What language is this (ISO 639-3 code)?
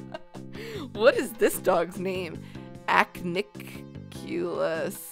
eng